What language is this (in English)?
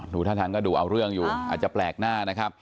Thai